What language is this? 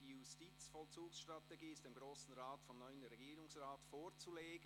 Swiss German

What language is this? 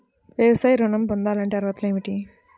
Telugu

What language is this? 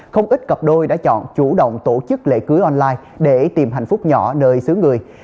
Vietnamese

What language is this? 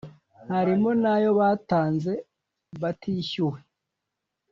Kinyarwanda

